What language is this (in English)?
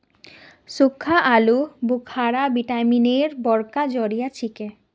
Magahi